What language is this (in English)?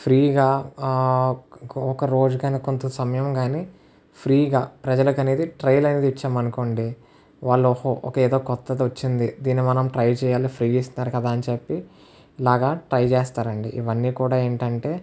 Telugu